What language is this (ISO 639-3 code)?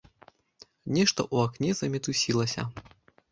bel